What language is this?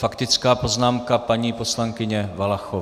Czech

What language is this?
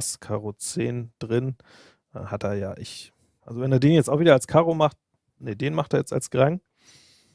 German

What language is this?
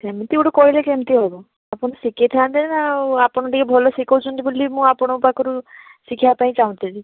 Odia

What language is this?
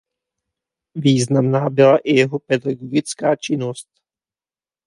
Czech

